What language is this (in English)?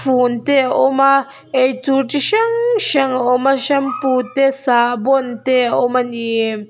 Mizo